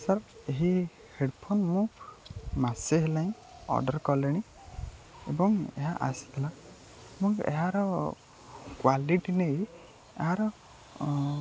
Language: Odia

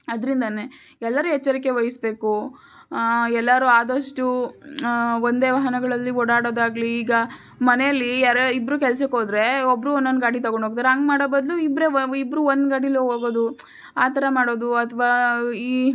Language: Kannada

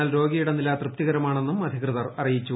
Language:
Malayalam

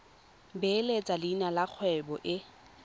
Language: Tswana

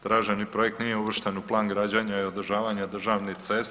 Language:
Croatian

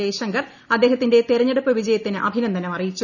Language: Malayalam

